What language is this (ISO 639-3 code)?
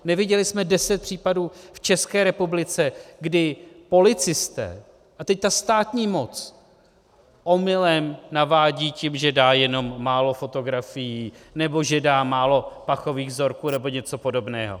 ces